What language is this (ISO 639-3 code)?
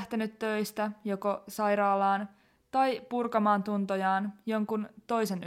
fin